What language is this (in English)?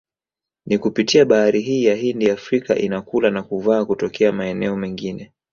Swahili